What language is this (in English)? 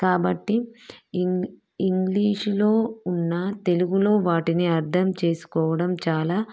Telugu